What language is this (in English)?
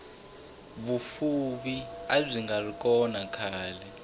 Tsonga